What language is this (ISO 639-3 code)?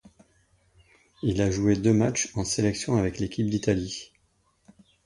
fra